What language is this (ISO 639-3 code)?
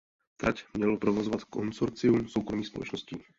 ces